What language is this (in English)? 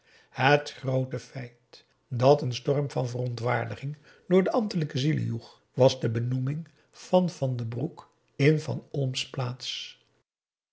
Dutch